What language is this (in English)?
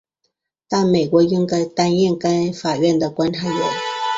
Chinese